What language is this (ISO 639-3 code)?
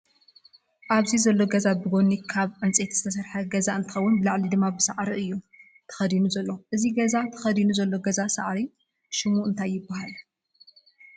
tir